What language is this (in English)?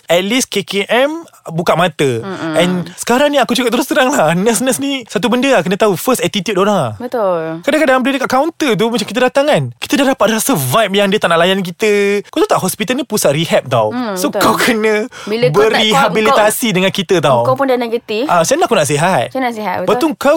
Malay